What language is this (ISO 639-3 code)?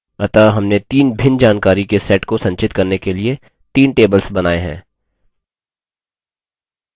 hin